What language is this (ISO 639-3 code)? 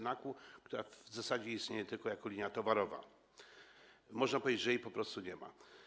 pol